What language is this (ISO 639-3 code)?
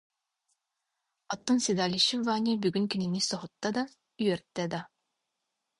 sah